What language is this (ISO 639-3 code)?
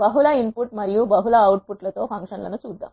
tel